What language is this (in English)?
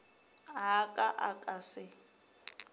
Northern Sotho